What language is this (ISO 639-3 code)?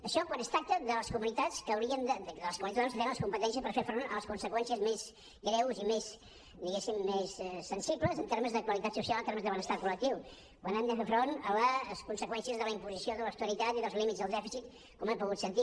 cat